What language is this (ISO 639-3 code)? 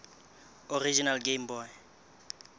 sot